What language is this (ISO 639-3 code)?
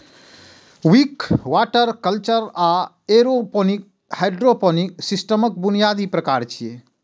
mai